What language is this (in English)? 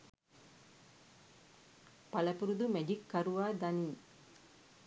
Sinhala